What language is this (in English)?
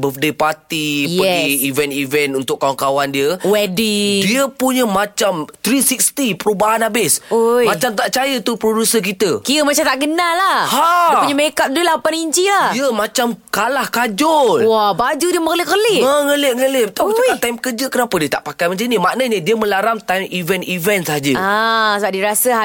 Malay